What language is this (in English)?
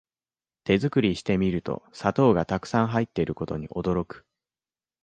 Japanese